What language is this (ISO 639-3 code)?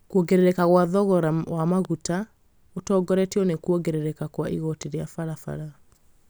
kik